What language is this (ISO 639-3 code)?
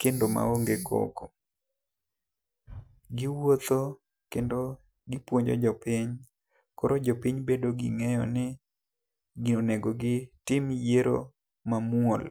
luo